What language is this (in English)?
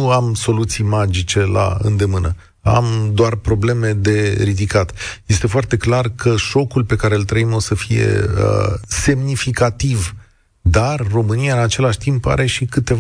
Romanian